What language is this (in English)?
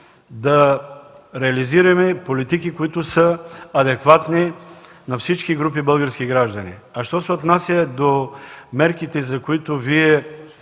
Bulgarian